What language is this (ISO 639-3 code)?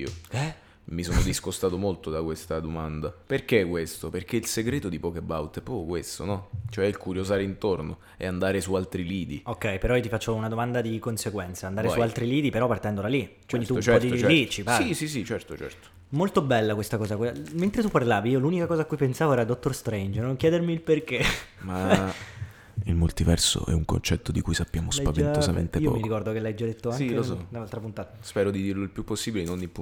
ita